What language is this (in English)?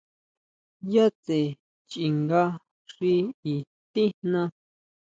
Huautla Mazatec